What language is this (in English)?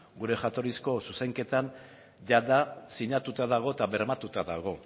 Basque